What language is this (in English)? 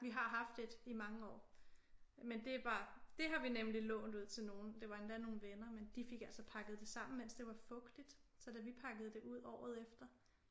Danish